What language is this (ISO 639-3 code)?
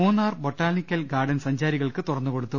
mal